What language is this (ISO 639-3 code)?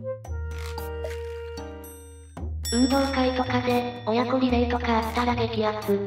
jpn